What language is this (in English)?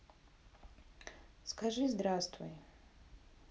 Russian